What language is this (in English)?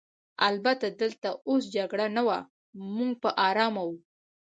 Pashto